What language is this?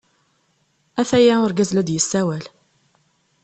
Kabyle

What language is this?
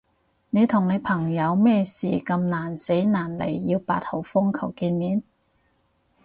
Cantonese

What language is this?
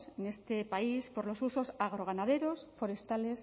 Spanish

